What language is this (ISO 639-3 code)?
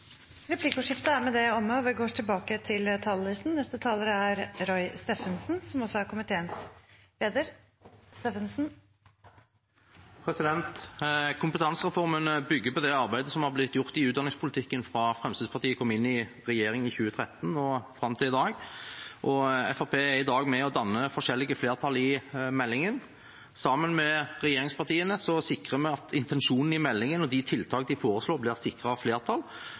nor